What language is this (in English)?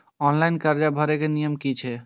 Maithili